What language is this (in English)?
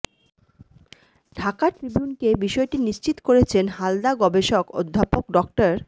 Bangla